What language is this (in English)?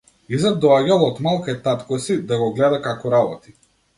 Macedonian